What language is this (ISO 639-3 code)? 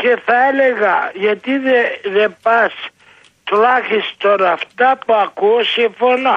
ell